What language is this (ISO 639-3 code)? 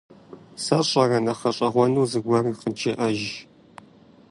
kbd